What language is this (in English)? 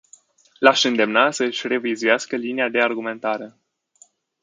Romanian